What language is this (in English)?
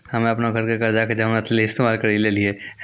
Maithili